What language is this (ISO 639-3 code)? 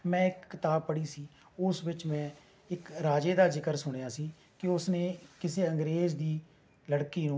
pan